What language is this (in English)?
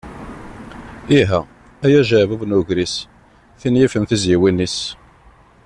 Kabyle